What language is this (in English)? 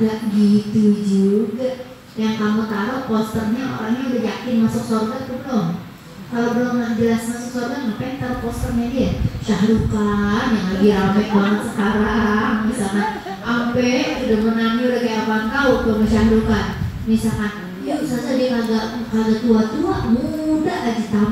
Indonesian